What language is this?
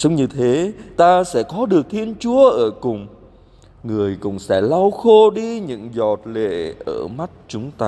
Vietnamese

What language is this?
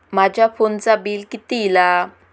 Marathi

